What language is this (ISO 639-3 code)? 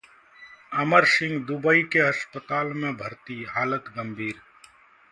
hin